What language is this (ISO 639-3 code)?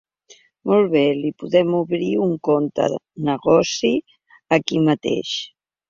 cat